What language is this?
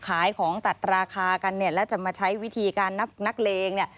Thai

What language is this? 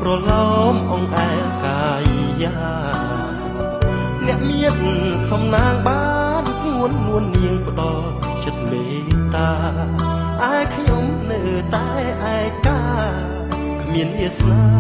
Thai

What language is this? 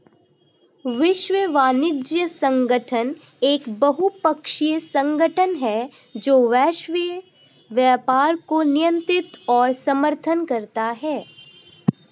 Hindi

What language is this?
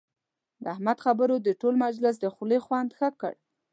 Pashto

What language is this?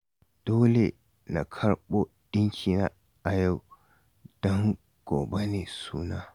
Hausa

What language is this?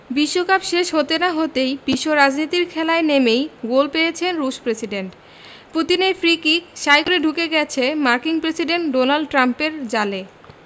Bangla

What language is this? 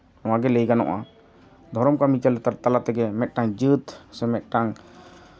Santali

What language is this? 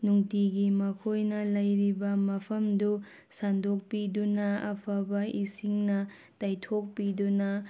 Manipuri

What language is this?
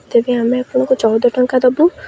Odia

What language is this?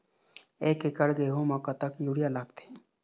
Chhattisgarhi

